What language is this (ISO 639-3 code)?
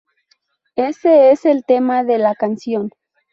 spa